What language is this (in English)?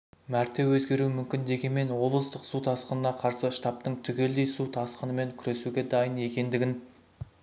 Kazakh